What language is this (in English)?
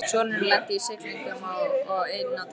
Icelandic